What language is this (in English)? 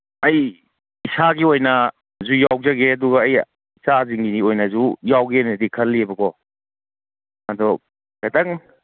Manipuri